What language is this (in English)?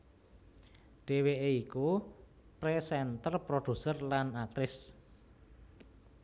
Javanese